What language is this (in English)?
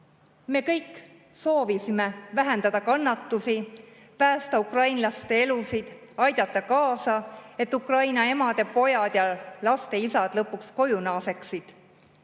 Estonian